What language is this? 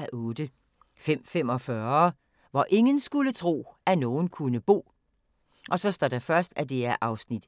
Danish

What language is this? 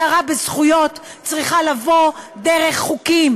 Hebrew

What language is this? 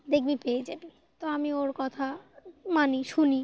Bangla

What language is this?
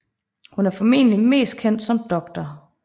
Danish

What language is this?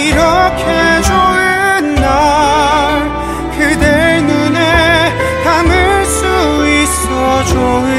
Korean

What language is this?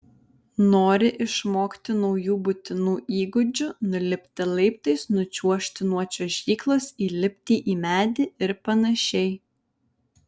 Lithuanian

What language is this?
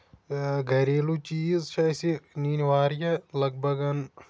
Kashmiri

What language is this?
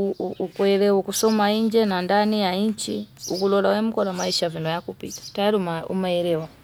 Fipa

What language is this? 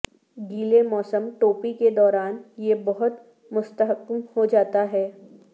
Urdu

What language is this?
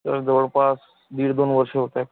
Marathi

